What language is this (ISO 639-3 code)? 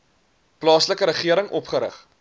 afr